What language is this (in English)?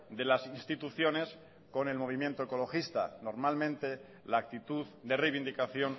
Spanish